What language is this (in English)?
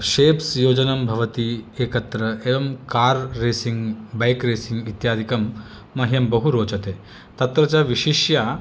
Sanskrit